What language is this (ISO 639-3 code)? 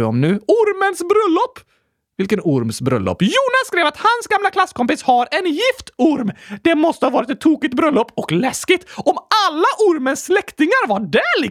swe